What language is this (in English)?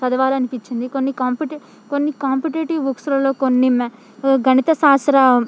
Telugu